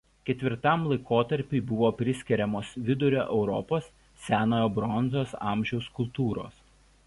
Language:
Lithuanian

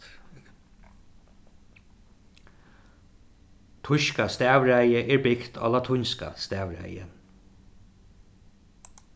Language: Faroese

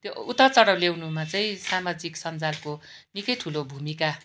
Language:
Nepali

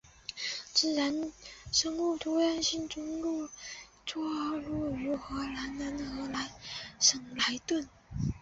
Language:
Chinese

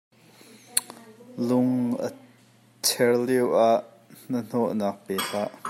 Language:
Hakha Chin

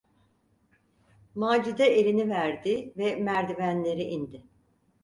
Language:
Turkish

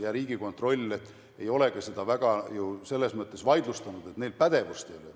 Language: Estonian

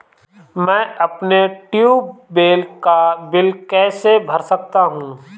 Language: Hindi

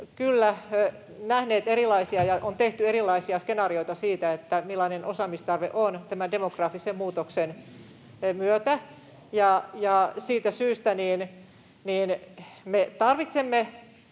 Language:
Finnish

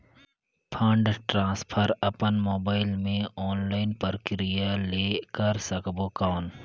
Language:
Chhattisgarhi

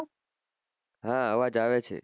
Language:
Gujarati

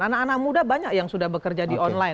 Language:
Indonesian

